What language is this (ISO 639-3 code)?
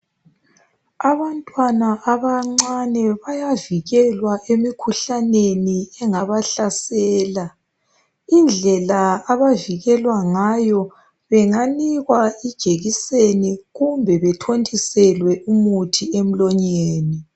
nde